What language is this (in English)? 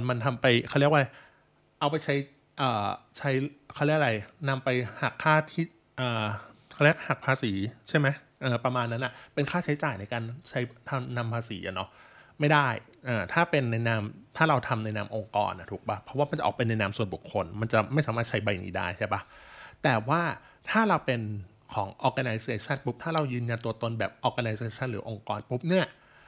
Thai